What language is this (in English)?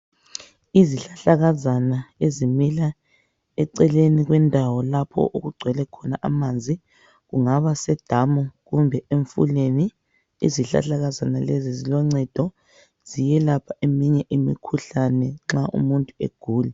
North Ndebele